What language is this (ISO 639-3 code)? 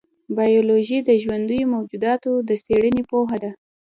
pus